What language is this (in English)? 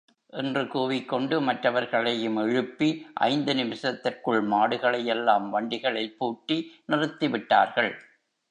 Tamil